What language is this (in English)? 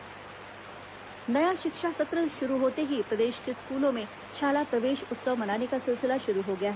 Hindi